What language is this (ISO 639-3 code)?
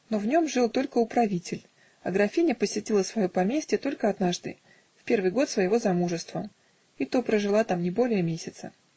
rus